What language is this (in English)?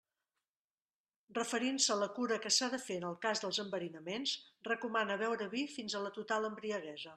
Catalan